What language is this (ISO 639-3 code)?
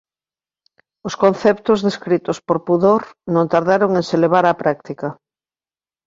glg